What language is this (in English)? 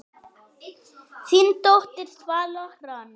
Icelandic